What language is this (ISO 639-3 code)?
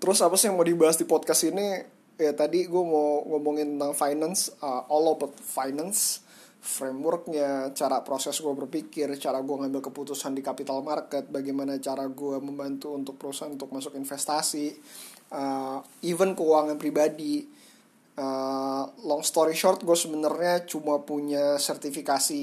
ind